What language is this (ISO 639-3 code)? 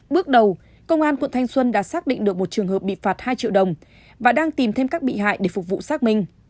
vie